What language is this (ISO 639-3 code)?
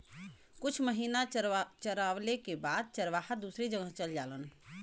bho